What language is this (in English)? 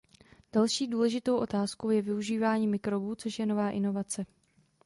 Czech